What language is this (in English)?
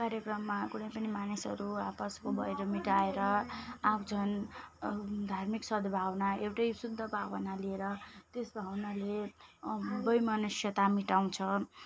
Nepali